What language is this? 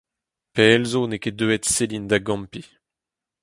Breton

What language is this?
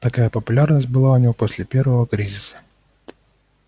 Russian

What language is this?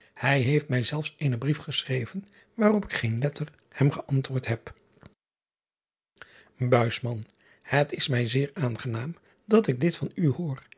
Dutch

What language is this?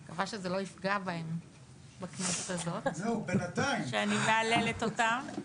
Hebrew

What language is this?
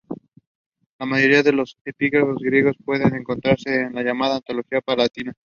Spanish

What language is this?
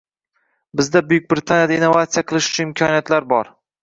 Uzbek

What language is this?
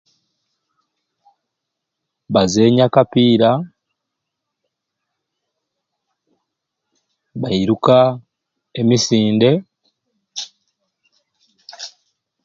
Ruuli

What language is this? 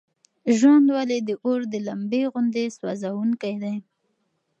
Pashto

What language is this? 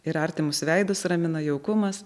Lithuanian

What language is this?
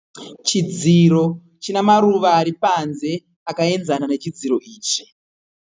Shona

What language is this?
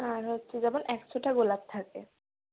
Bangla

